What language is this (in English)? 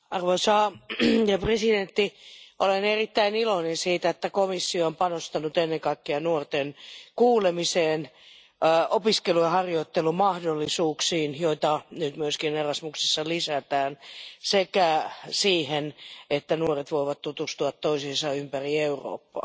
Finnish